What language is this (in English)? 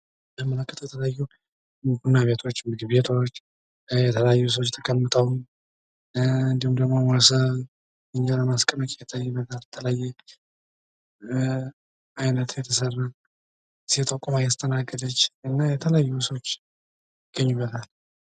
Amharic